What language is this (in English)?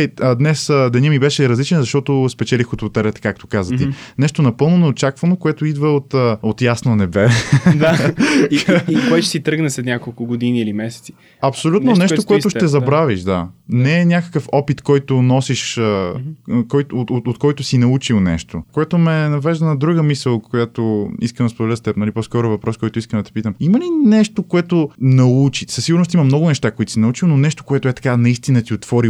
Bulgarian